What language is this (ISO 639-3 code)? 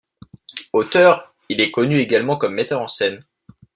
fra